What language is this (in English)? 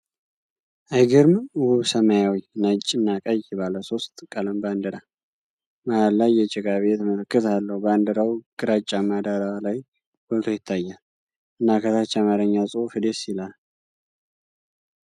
Amharic